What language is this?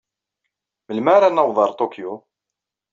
Kabyle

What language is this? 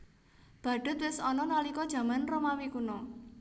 Javanese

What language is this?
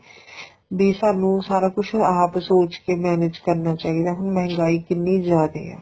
Punjabi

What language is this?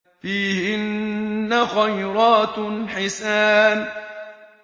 Arabic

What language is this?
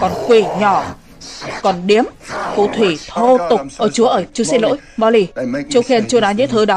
Vietnamese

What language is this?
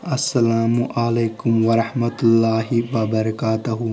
Kashmiri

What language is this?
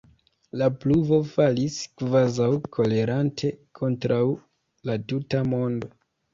Esperanto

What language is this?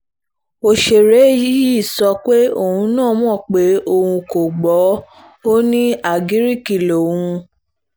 Yoruba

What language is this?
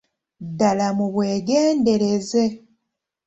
Ganda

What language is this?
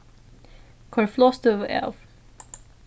Faroese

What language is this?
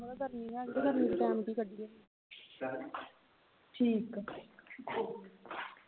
Punjabi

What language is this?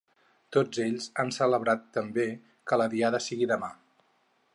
Catalan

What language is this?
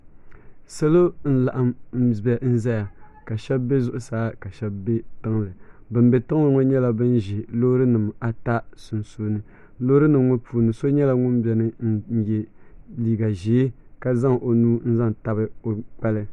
Dagbani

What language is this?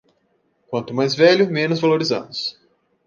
Portuguese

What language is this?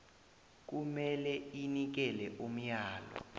South Ndebele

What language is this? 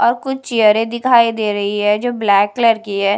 Hindi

